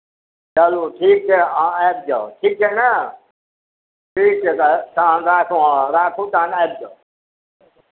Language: Maithili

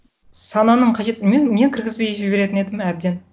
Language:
Kazakh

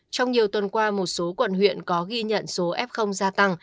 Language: Vietnamese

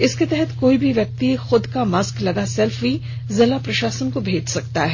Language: Hindi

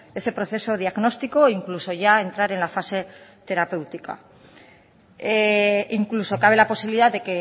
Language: Spanish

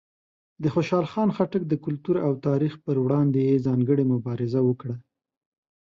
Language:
Pashto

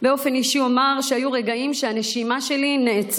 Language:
Hebrew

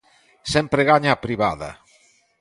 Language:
Galician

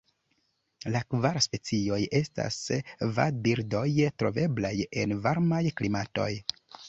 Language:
Esperanto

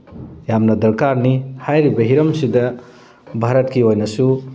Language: Manipuri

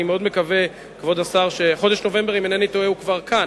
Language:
Hebrew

